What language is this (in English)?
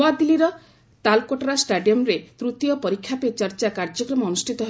Odia